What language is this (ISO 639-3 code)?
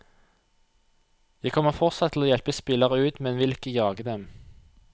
nor